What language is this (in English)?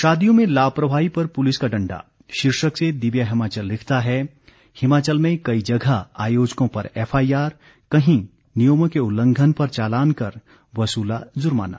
Hindi